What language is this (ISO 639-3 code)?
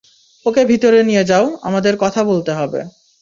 ben